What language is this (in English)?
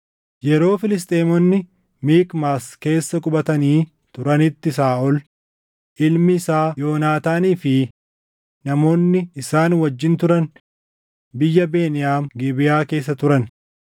Oromo